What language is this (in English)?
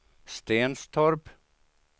Swedish